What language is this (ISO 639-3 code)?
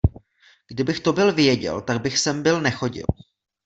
ces